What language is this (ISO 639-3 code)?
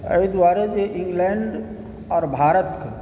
mai